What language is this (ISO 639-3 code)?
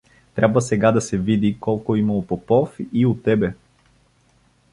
bul